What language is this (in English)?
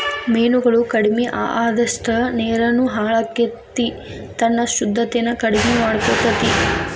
Kannada